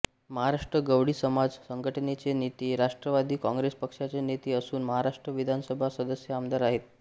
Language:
Marathi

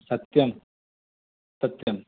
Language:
Sanskrit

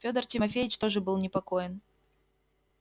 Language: Russian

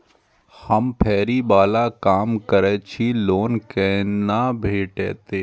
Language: Maithili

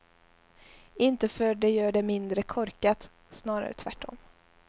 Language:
Swedish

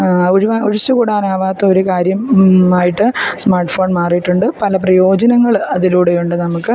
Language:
Malayalam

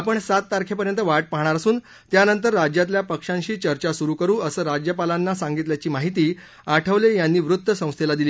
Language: Marathi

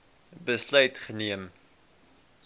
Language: Afrikaans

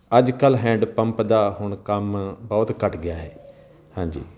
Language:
Punjabi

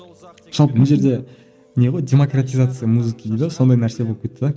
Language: Kazakh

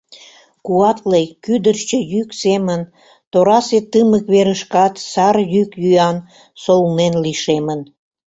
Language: Mari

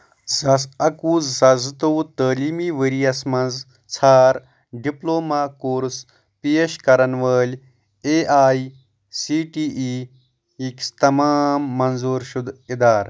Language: Kashmiri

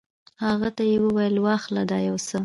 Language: Pashto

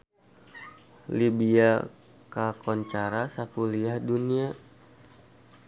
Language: Sundanese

